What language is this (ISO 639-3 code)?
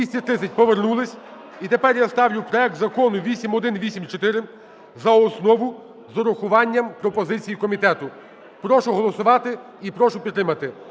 ukr